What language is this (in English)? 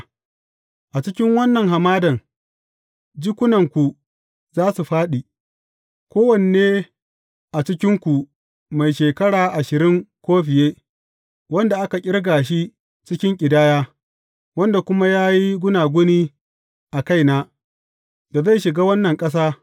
Hausa